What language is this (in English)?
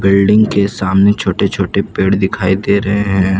Hindi